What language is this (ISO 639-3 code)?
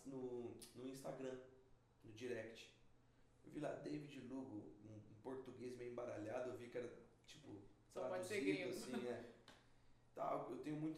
por